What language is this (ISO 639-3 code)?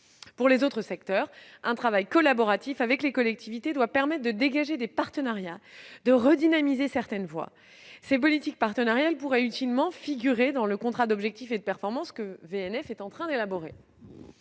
fra